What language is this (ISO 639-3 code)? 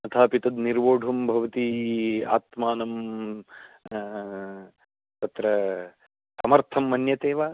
san